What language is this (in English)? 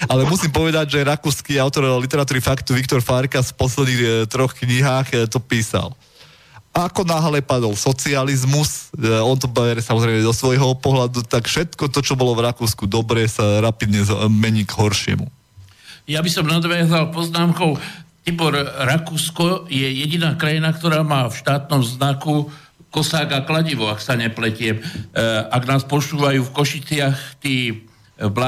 Slovak